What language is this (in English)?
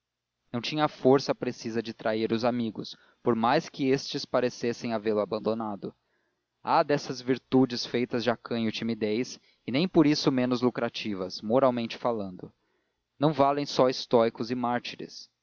Portuguese